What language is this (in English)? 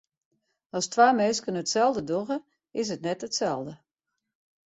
Western Frisian